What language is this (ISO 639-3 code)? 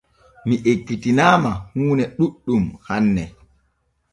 fue